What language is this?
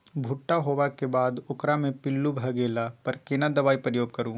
Maithili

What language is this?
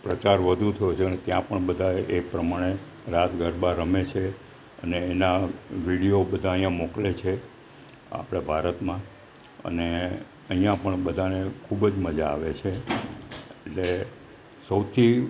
Gujarati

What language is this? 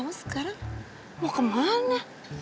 Indonesian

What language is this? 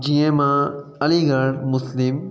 Sindhi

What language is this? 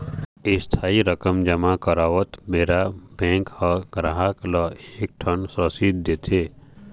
Chhattisgarhi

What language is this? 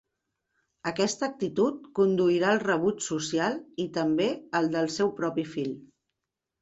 Catalan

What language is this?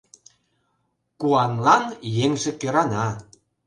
Mari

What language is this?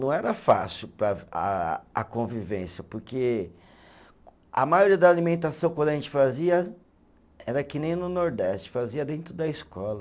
Portuguese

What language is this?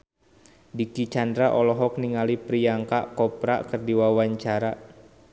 Sundanese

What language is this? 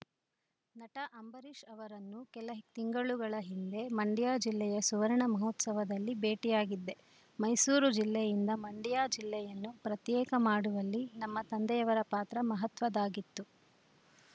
Kannada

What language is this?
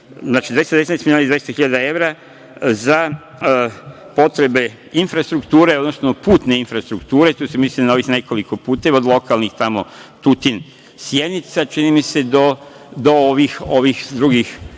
Serbian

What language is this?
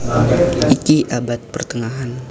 Javanese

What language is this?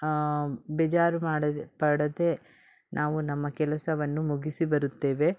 Kannada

